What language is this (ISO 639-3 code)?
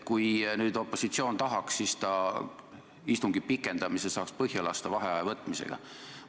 est